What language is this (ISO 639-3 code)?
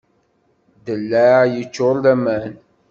kab